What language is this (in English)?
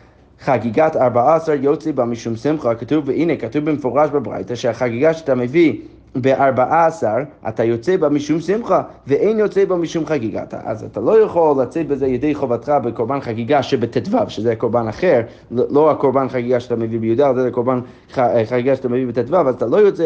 Hebrew